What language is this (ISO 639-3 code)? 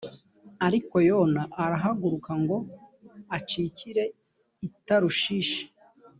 kin